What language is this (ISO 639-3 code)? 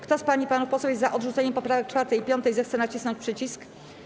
pol